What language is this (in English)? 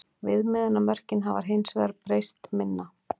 Icelandic